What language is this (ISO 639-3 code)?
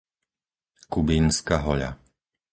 slk